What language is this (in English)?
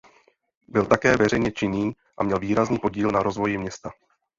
Czech